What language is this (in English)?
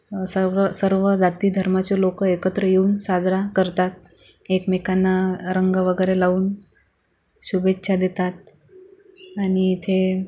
Marathi